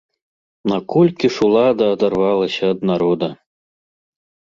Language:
Belarusian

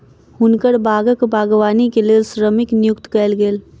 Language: Maithili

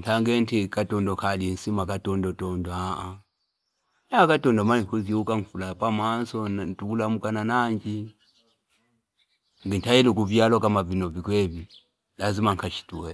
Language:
Fipa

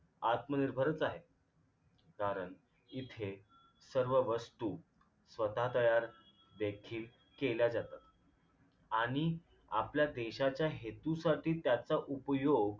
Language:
Marathi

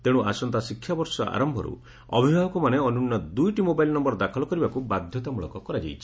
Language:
Odia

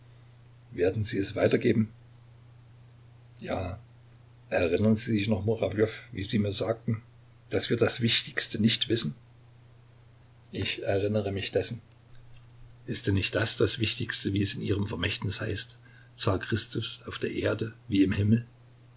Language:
German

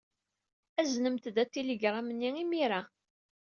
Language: Kabyle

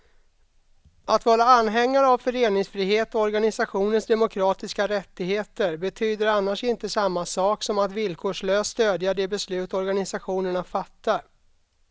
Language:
Swedish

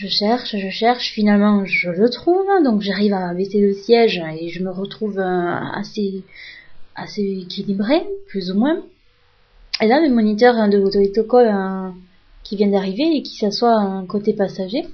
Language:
French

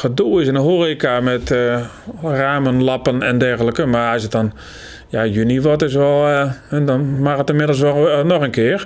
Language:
Dutch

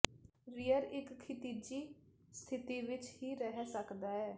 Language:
Punjabi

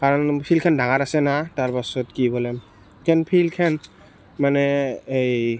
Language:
Assamese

